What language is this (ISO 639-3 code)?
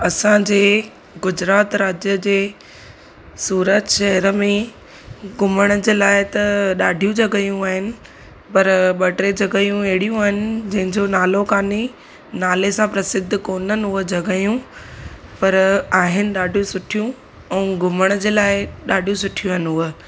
snd